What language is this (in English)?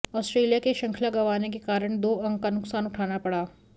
Hindi